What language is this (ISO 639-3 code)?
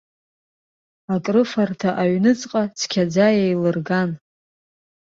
abk